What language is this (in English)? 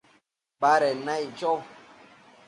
Matsés